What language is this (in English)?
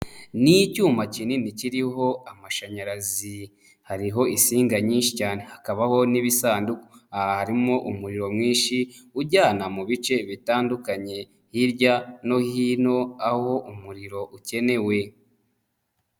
Kinyarwanda